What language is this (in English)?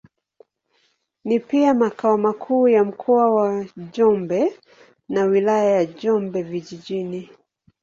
Swahili